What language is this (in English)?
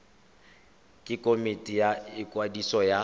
Tswana